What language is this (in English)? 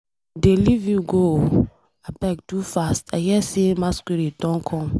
Nigerian Pidgin